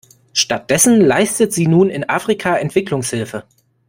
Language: German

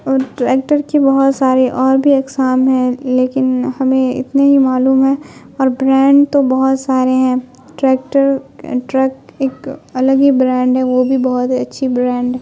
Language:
Urdu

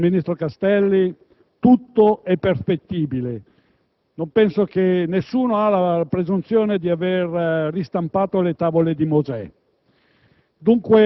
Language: Italian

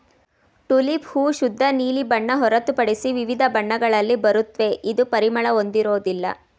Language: Kannada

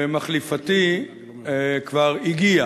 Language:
Hebrew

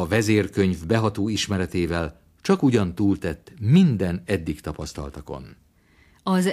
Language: Hungarian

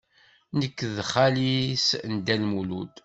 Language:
Kabyle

